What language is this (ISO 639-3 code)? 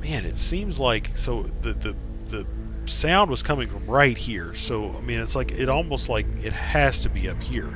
eng